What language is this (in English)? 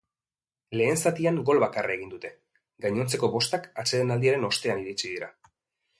Basque